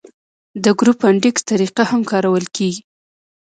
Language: Pashto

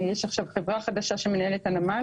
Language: Hebrew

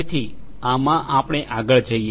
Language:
Gujarati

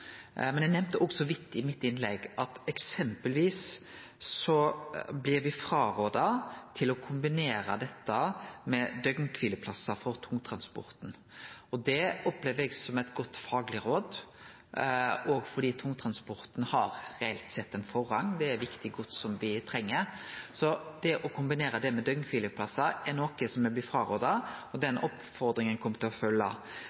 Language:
Norwegian Nynorsk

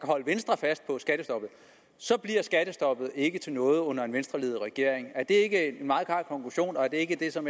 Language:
Danish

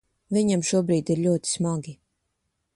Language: Latvian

